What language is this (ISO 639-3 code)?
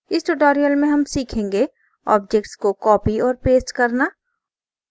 hin